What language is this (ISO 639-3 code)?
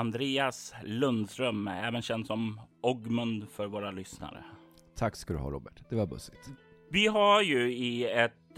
swe